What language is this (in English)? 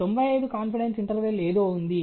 Telugu